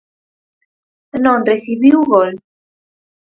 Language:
Galician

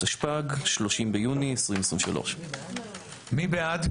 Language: Hebrew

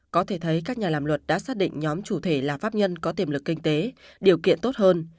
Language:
Vietnamese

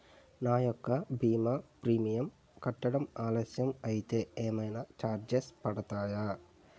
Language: Telugu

